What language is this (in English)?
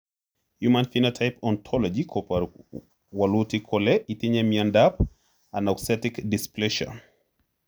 Kalenjin